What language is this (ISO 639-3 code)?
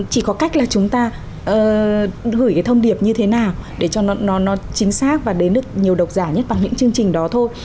vie